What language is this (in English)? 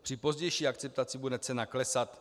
Czech